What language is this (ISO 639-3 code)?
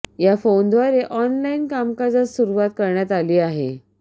mar